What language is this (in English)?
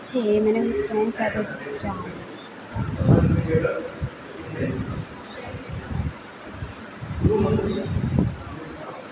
Gujarati